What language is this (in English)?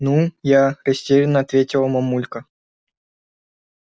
Russian